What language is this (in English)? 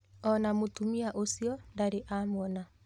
Kikuyu